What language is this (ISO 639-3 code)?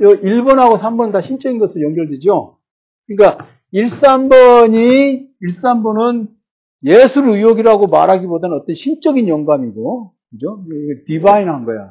kor